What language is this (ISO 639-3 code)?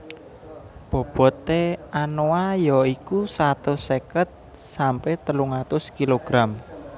jav